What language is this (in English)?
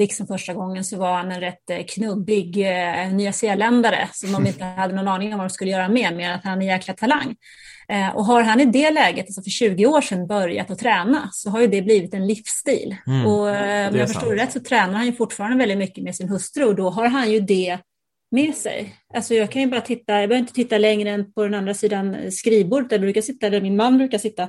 Swedish